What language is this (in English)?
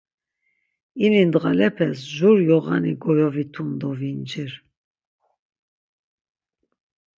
Laz